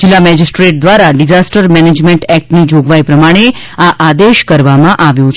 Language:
Gujarati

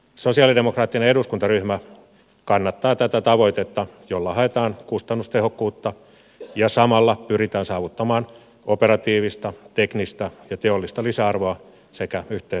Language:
Finnish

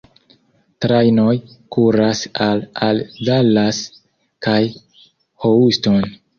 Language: Esperanto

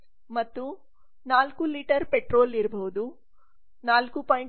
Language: Kannada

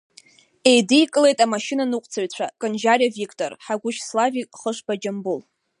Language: Abkhazian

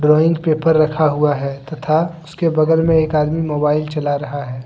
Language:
Hindi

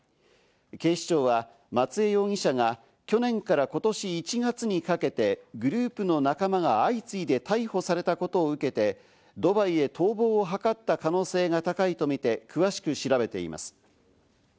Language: Japanese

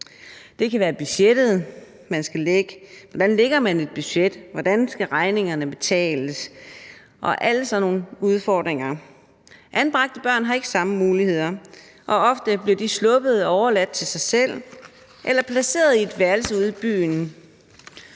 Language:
Danish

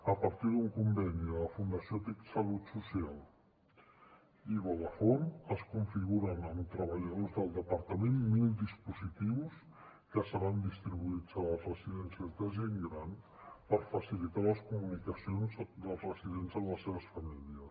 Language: Catalan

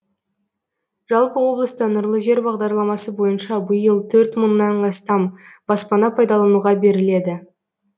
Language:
Kazakh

